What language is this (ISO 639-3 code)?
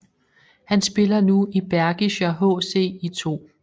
dan